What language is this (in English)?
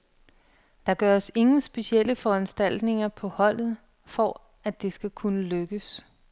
Danish